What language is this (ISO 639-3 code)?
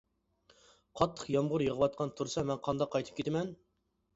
uig